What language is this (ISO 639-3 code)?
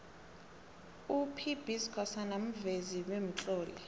nbl